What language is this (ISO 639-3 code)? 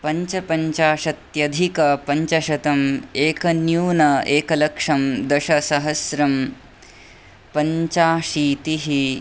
san